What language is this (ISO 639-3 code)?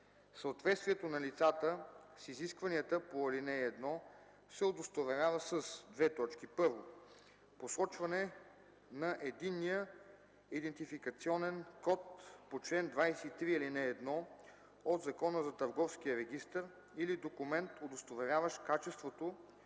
bul